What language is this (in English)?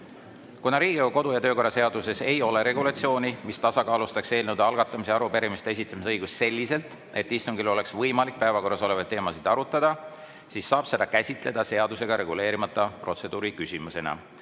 Estonian